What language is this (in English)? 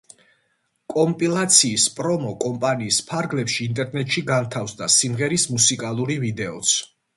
Georgian